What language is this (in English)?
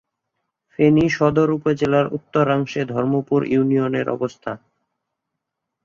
Bangla